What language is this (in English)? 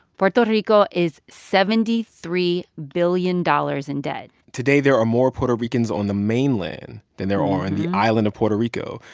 English